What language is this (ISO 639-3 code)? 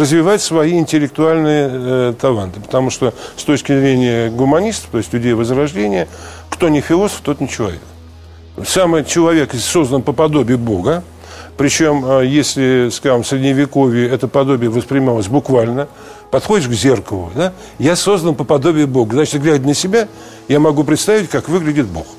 rus